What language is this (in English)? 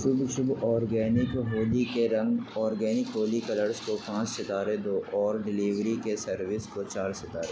Urdu